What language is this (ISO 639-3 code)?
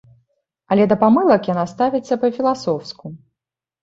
bel